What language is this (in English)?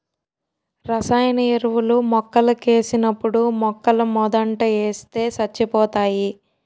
Telugu